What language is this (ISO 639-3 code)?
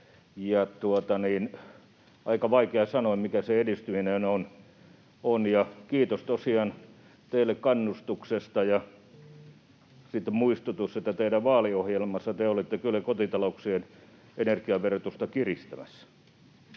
fin